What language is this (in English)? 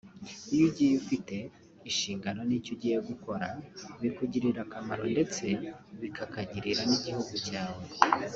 Kinyarwanda